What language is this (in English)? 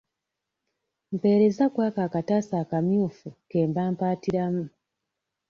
Ganda